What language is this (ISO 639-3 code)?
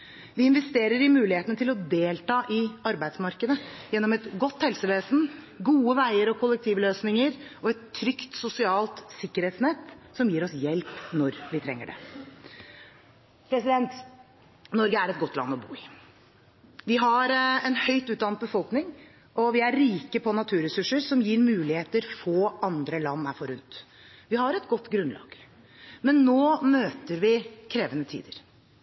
nob